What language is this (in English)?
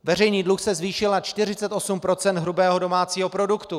Czech